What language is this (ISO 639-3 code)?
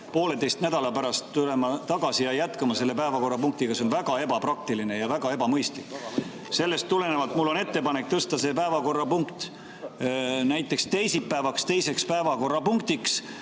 est